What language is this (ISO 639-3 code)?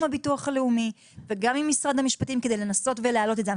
heb